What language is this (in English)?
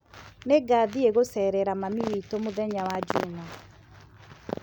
Kikuyu